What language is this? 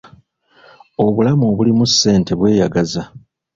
Ganda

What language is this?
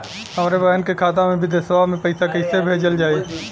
Bhojpuri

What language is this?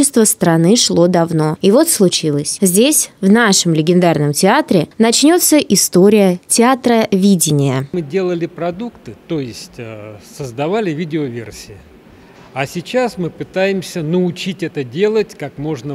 Russian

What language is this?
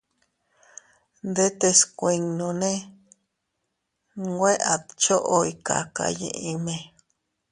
Teutila Cuicatec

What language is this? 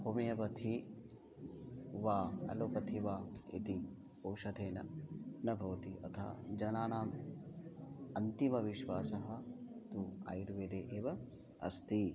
Sanskrit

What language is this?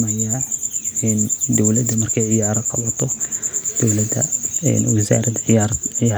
Somali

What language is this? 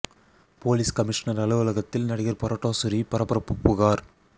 Tamil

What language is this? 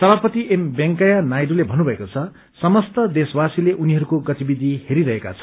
Nepali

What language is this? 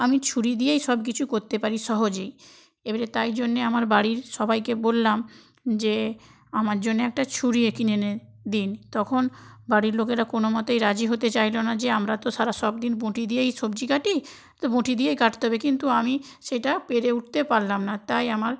Bangla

